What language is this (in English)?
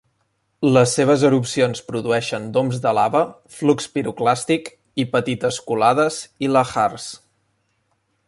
Catalan